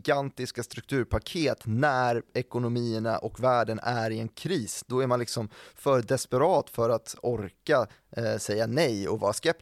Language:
Swedish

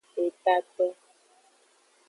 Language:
Aja (Benin)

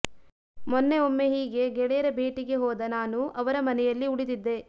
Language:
Kannada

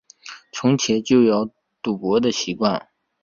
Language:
Chinese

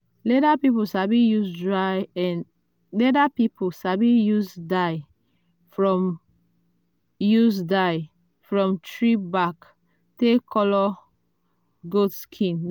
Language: Nigerian Pidgin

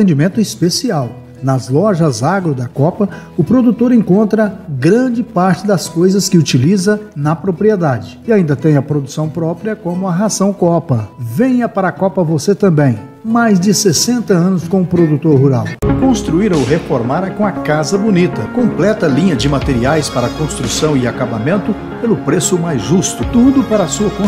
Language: Portuguese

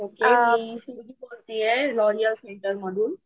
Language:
Marathi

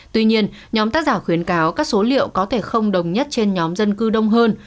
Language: Vietnamese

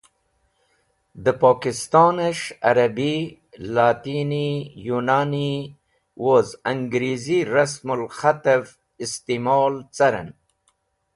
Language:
Wakhi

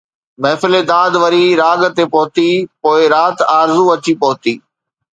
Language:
Sindhi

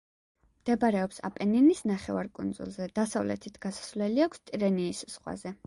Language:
Georgian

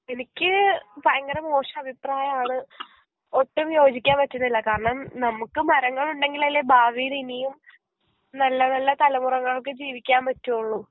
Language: Malayalam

